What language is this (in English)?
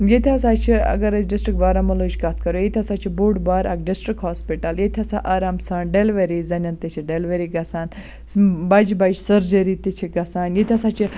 Kashmiri